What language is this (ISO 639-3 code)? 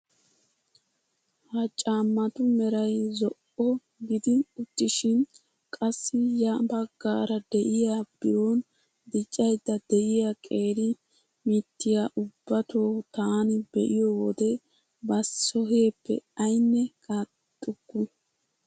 wal